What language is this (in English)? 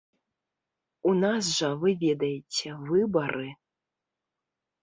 Belarusian